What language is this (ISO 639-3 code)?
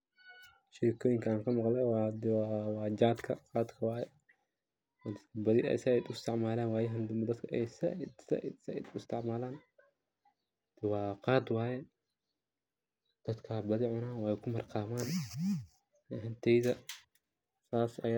som